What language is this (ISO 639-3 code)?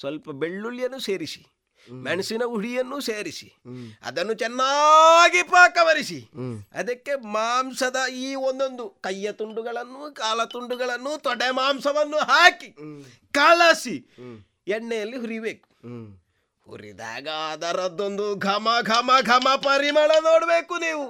kan